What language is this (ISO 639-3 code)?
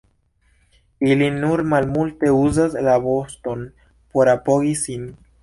epo